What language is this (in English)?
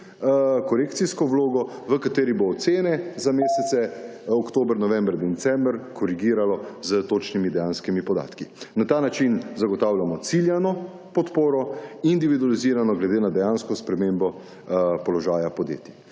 Slovenian